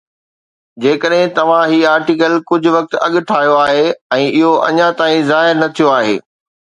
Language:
Sindhi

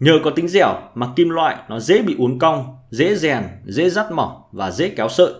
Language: Vietnamese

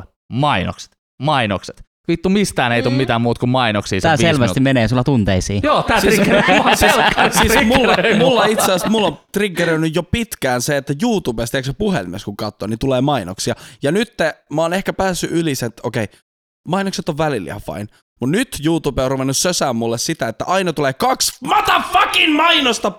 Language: Finnish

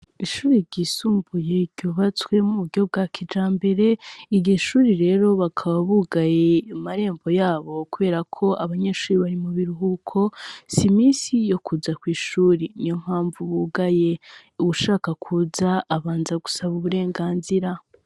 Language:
Rundi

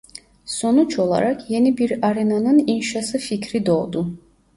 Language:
Turkish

